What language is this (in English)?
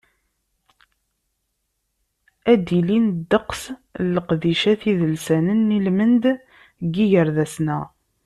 Kabyle